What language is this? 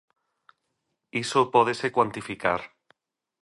Galician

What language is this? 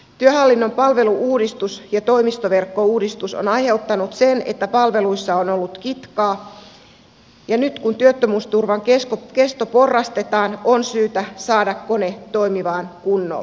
Finnish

